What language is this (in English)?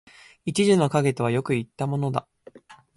Japanese